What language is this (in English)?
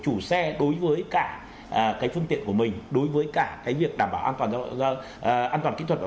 Vietnamese